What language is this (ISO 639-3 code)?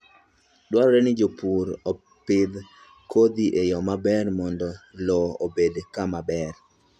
luo